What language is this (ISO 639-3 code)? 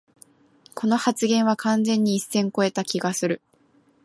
jpn